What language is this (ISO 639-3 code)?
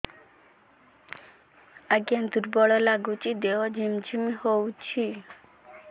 ori